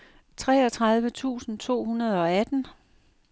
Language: Danish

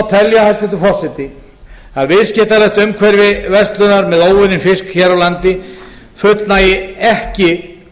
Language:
Icelandic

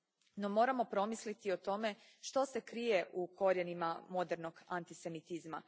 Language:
Croatian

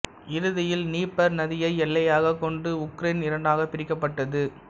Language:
Tamil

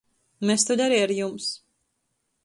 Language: Latgalian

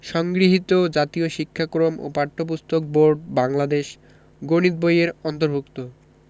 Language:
Bangla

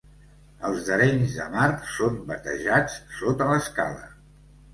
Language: Catalan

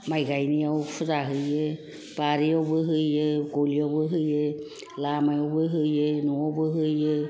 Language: Bodo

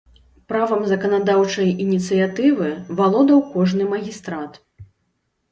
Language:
Belarusian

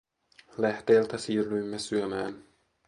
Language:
Finnish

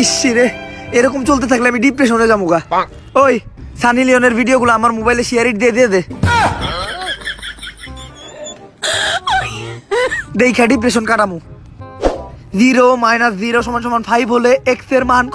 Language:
Indonesian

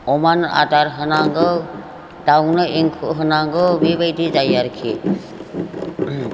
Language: Bodo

